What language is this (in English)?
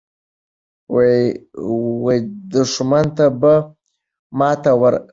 Pashto